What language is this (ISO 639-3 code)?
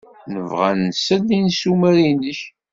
kab